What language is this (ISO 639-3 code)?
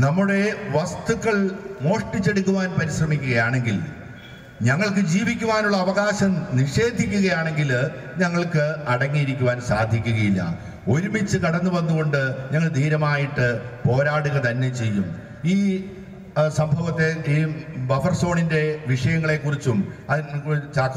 ara